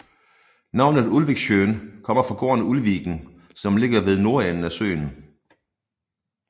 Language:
Danish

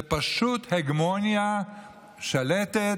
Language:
Hebrew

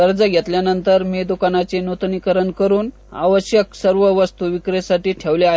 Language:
Marathi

